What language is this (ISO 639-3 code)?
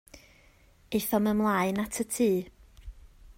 cym